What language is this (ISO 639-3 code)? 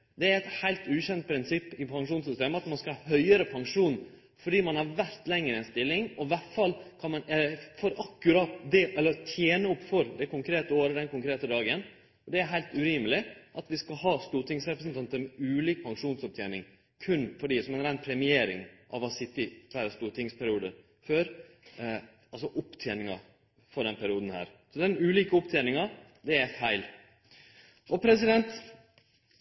nno